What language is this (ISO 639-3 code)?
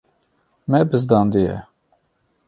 kur